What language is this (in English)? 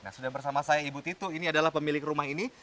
Indonesian